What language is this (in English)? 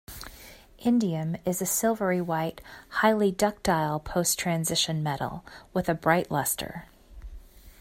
English